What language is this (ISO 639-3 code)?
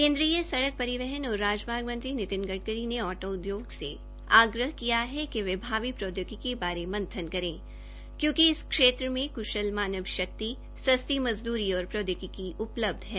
hin